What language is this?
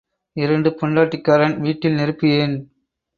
Tamil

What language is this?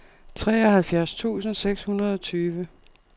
Danish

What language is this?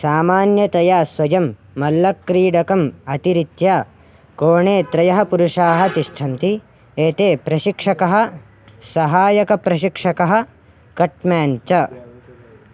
Sanskrit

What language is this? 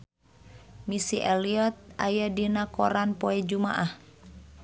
Sundanese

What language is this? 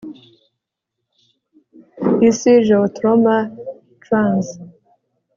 Kinyarwanda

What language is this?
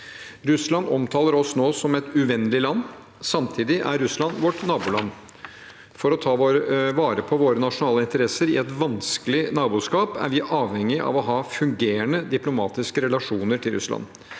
Norwegian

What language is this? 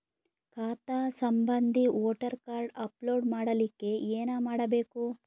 Kannada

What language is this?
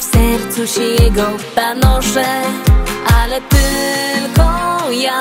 Polish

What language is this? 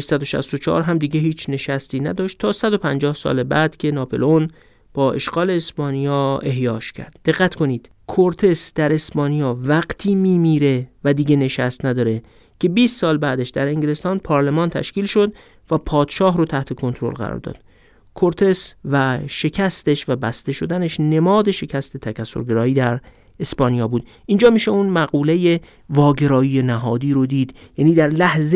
Persian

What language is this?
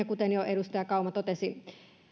Finnish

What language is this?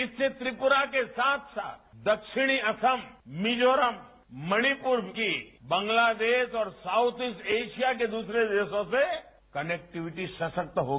Hindi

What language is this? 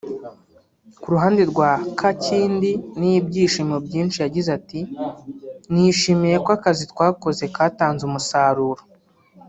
Kinyarwanda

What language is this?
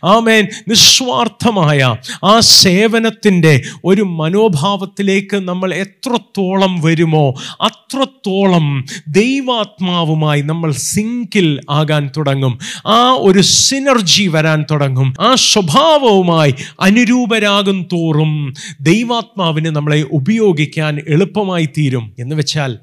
Malayalam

